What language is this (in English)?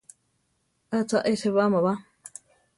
Central Tarahumara